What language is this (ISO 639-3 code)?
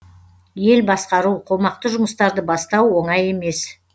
kaz